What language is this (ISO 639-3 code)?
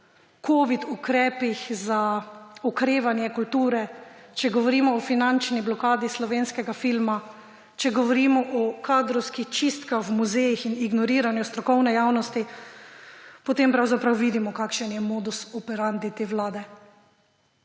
slv